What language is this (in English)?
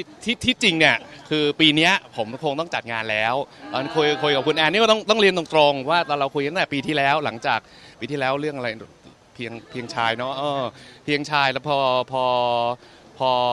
Thai